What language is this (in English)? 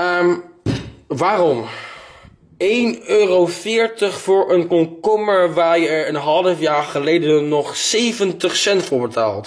Dutch